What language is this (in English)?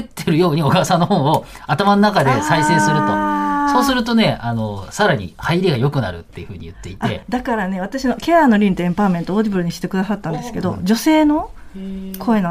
Japanese